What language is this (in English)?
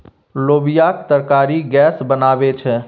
Maithili